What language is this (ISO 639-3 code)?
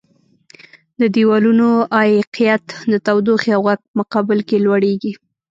pus